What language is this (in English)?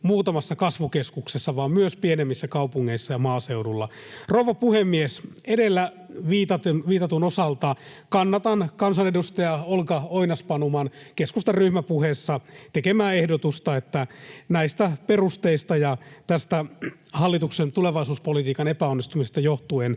Finnish